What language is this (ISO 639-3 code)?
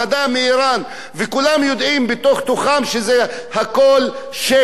heb